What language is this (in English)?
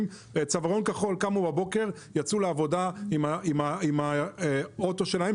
Hebrew